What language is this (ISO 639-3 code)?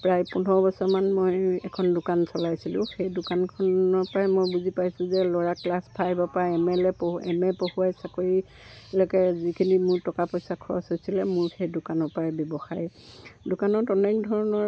asm